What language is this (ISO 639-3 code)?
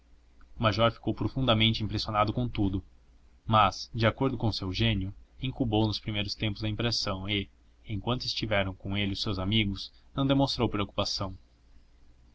por